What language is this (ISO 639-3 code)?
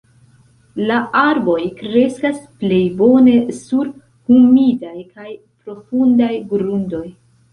epo